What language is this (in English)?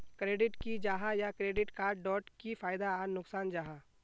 Magahi